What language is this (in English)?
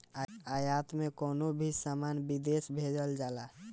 Bhojpuri